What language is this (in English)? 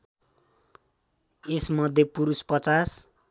Nepali